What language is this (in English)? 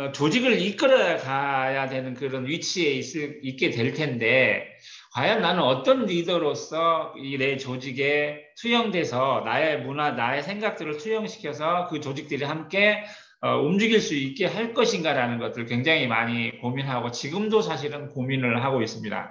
Korean